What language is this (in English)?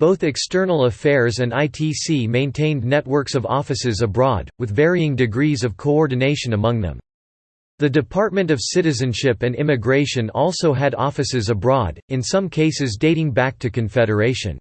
English